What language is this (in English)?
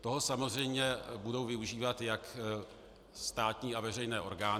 Czech